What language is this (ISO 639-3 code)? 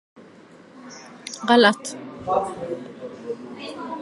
ara